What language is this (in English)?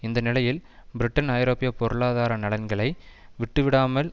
Tamil